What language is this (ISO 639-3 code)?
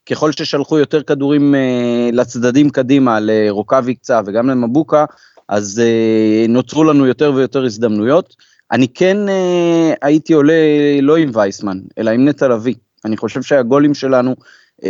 heb